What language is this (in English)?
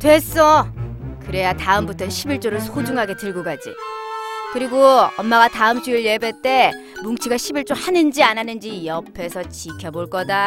Korean